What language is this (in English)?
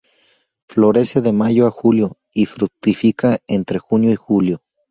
Spanish